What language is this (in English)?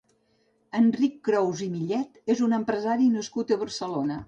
Catalan